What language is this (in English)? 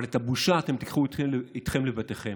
Hebrew